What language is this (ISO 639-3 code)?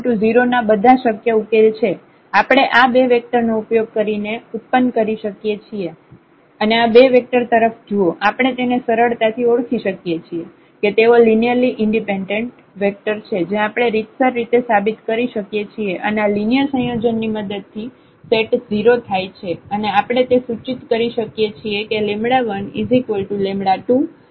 guj